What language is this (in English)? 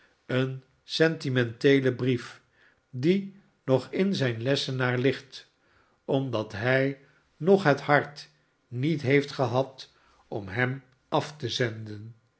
Dutch